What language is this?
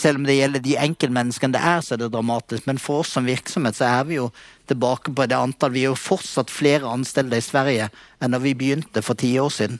Swedish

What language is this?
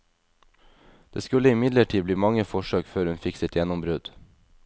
Norwegian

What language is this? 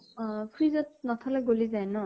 Assamese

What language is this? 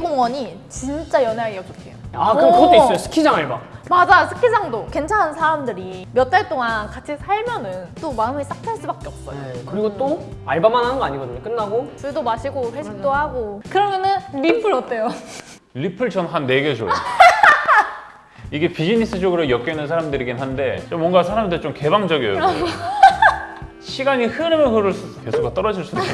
Korean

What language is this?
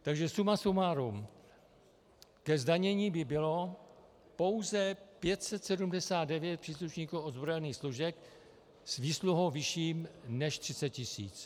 Czech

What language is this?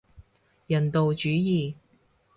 Cantonese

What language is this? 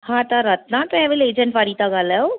Sindhi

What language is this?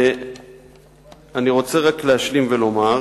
Hebrew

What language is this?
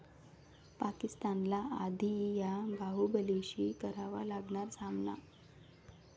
Marathi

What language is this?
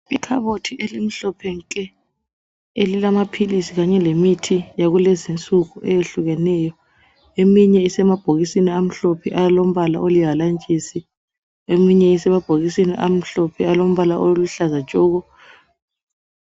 North Ndebele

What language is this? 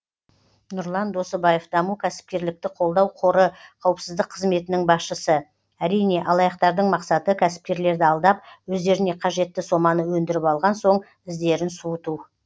Kazakh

